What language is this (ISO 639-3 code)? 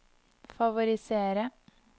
nor